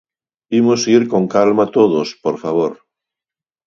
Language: Galician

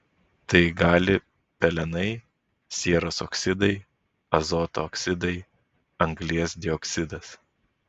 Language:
Lithuanian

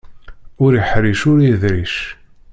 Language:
Kabyle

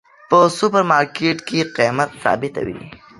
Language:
Pashto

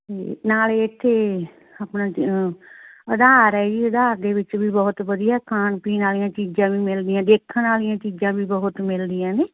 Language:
Punjabi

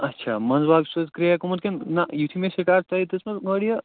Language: Kashmiri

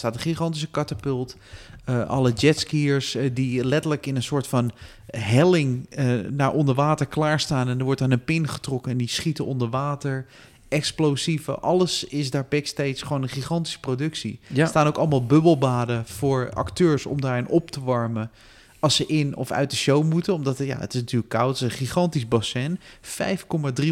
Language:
Dutch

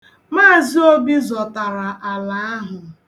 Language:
Igbo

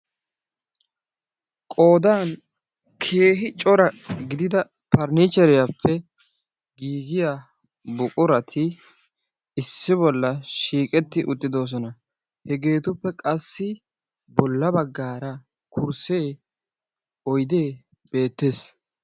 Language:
Wolaytta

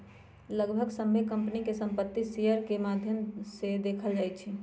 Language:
Magahi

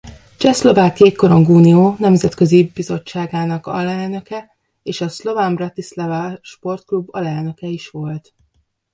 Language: Hungarian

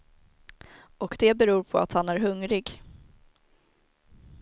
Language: Swedish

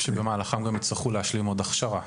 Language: Hebrew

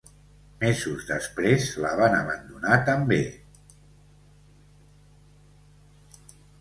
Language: Catalan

